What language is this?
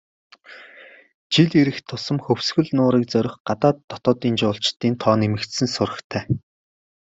Mongolian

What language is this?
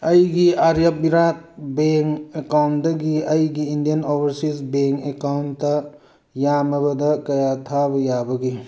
Manipuri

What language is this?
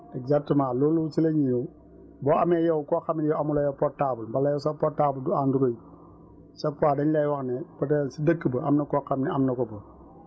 Wolof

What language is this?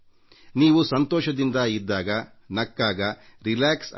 Kannada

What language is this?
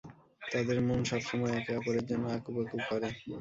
Bangla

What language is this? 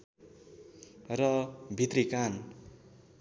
Nepali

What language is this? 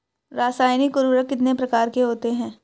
Hindi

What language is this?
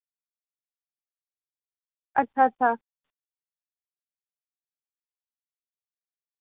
Dogri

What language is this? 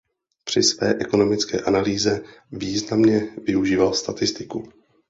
Czech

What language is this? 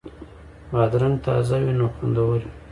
Pashto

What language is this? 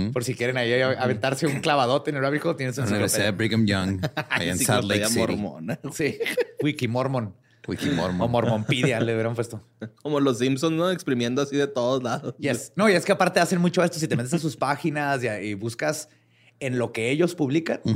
Spanish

